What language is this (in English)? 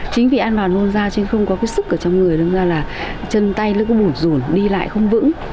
Vietnamese